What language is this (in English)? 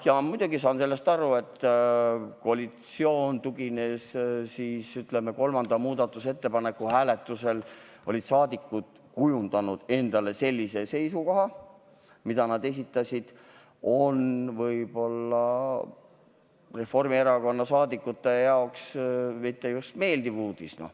Estonian